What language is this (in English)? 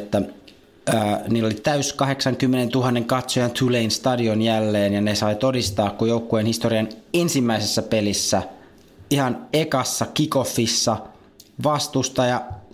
Finnish